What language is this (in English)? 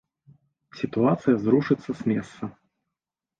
Belarusian